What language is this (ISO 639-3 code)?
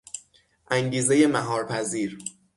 fas